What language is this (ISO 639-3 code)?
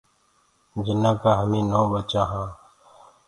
ggg